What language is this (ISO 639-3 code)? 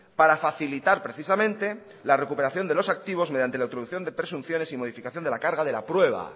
spa